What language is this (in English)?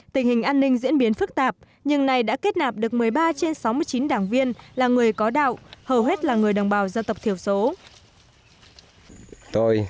Vietnamese